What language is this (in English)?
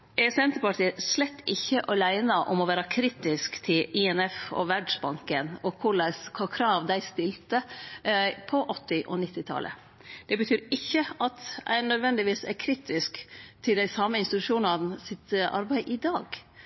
Norwegian Nynorsk